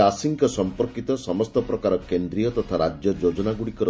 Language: Odia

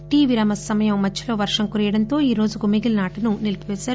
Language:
Telugu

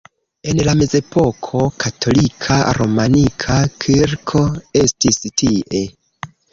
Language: Esperanto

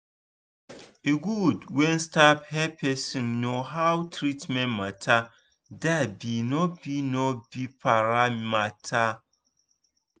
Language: Nigerian Pidgin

